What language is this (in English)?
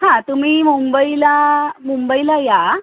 Marathi